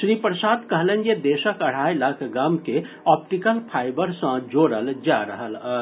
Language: Maithili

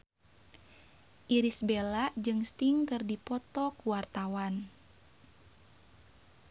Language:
Sundanese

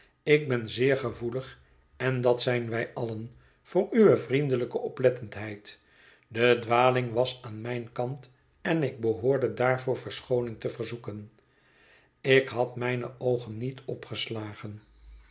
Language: Dutch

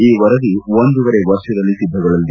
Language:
Kannada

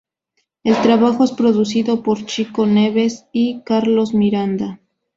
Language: Spanish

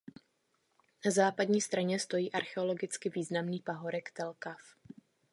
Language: Czech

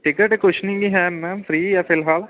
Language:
Punjabi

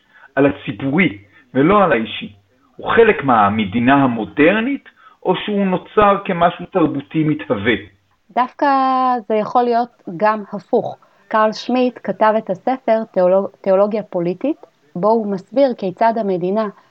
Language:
Hebrew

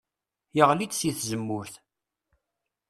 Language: Kabyle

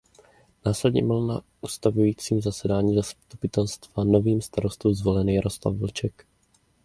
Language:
Czech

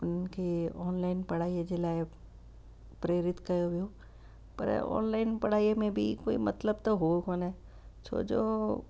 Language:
Sindhi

